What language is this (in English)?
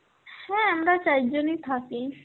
Bangla